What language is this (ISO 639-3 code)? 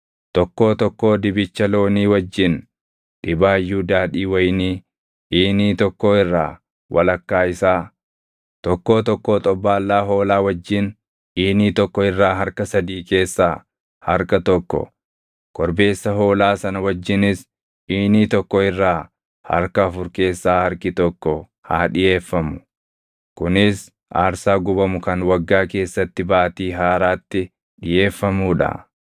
orm